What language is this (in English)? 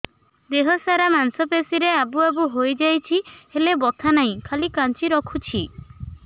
Odia